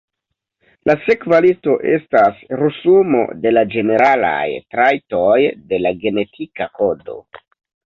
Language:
Esperanto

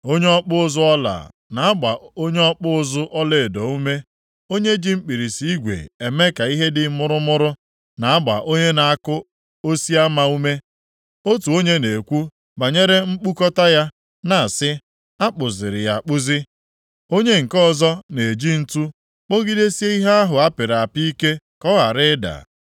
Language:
Igbo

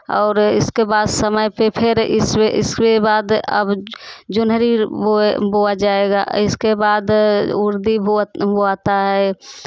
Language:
Hindi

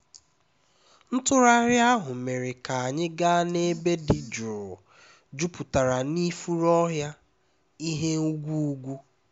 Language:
Igbo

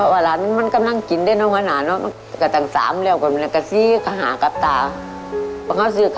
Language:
Thai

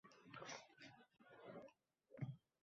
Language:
Uzbek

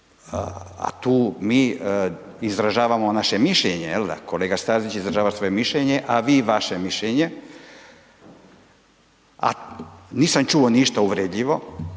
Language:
Croatian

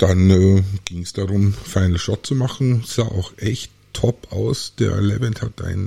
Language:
German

